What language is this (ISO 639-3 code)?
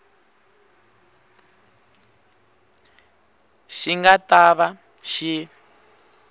tso